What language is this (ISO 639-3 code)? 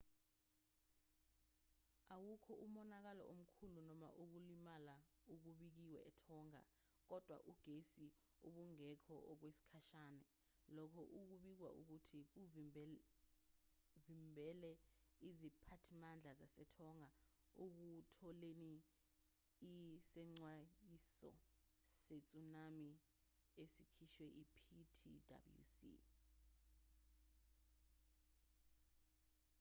zul